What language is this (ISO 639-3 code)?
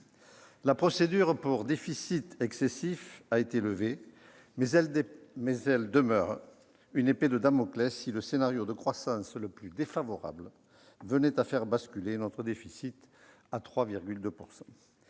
fra